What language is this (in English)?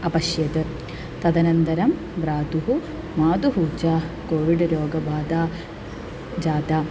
Sanskrit